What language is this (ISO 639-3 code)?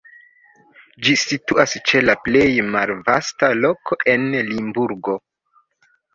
epo